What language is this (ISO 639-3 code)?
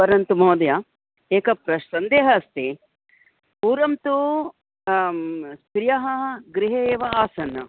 san